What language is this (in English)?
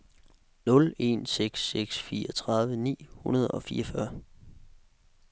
Danish